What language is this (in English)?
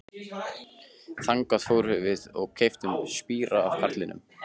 Icelandic